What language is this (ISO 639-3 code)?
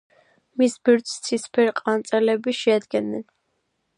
kat